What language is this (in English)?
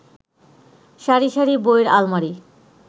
Bangla